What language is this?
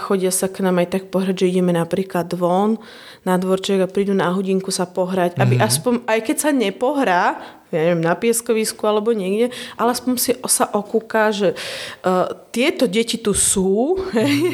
Slovak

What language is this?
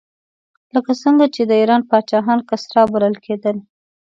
Pashto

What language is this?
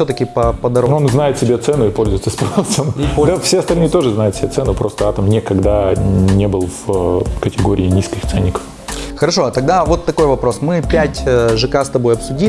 Russian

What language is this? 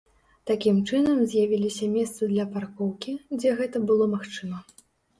Belarusian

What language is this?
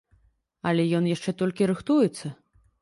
Belarusian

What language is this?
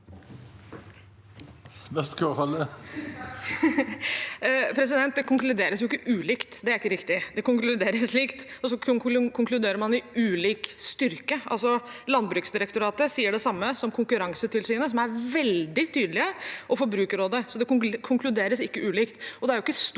Norwegian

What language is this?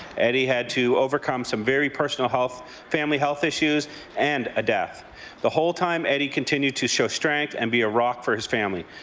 English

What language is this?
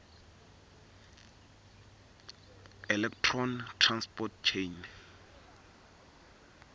Swati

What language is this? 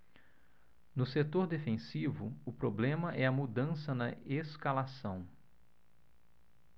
Portuguese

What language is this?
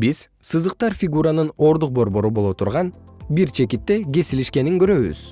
Kyrgyz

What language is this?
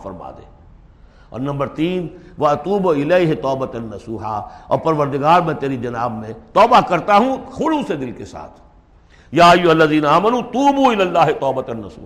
Urdu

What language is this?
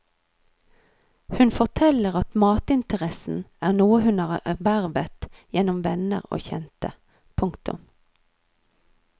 Norwegian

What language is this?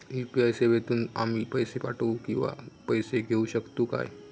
Marathi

